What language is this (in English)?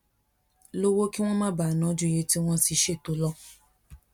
Yoruba